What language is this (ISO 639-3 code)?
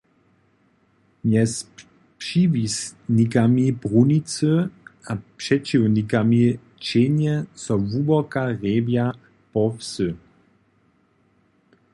hsb